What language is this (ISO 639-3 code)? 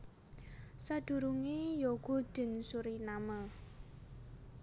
jav